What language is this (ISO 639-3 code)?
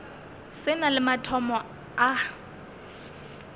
nso